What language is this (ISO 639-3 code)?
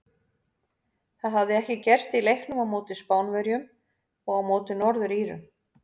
isl